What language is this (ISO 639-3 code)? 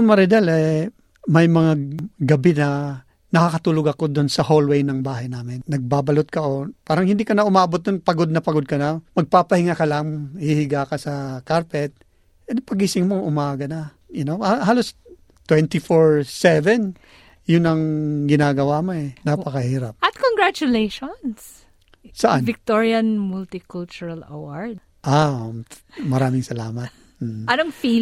fil